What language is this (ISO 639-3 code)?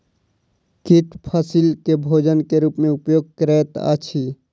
mai